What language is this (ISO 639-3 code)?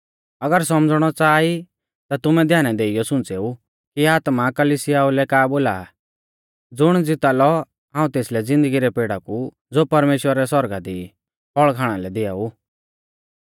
bfz